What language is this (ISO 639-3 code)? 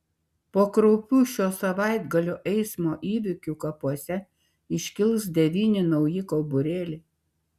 lit